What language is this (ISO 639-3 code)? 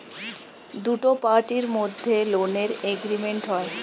ben